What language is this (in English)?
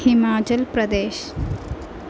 Malayalam